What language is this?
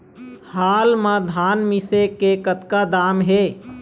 Chhattisgarhi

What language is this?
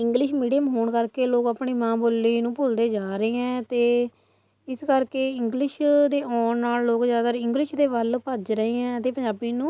Punjabi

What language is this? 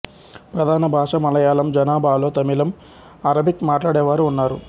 Telugu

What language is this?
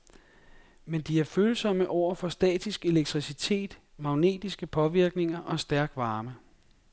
Danish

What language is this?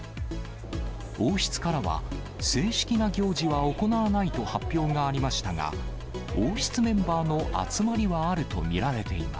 Japanese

